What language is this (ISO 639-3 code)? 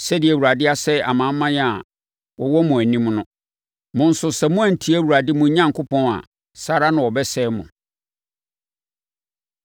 aka